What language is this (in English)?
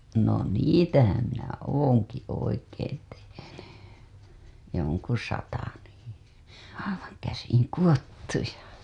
Finnish